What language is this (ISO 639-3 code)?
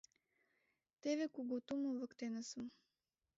chm